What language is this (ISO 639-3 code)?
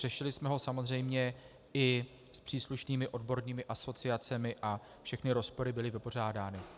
ces